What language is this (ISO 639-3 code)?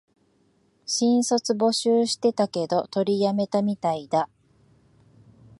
jpn